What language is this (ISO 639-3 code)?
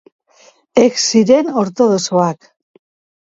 eus